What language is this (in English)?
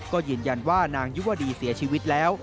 Thai